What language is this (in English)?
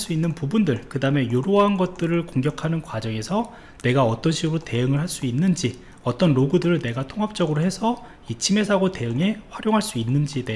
Korean